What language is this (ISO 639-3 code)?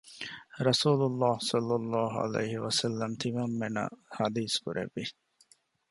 div